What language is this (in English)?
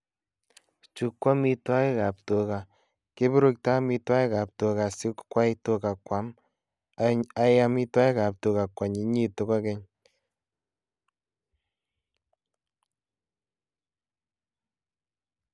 Kalenjin